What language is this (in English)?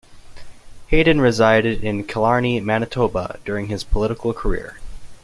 English